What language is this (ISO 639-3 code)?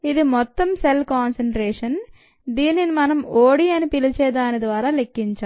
tel